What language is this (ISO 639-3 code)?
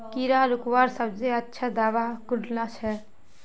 mag